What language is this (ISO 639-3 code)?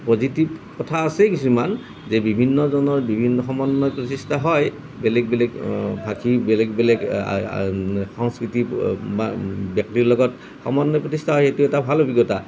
asm